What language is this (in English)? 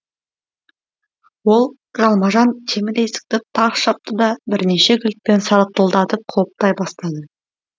Kazakh